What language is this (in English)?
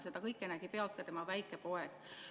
Estonian